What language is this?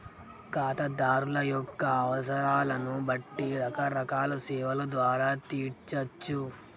Telugu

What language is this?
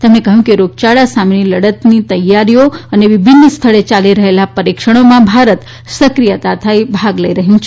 Gujarati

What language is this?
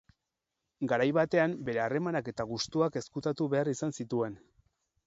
Basque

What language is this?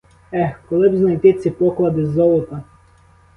Ukrainian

